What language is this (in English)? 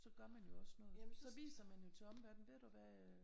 Danish